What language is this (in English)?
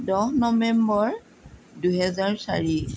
Assamese